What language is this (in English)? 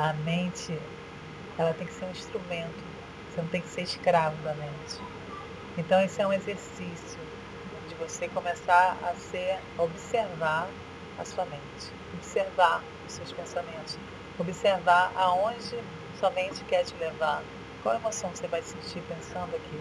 Portuguese